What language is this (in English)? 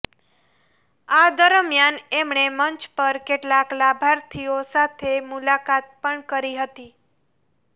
Gujarati